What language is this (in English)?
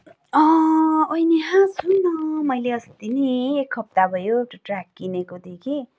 Nepali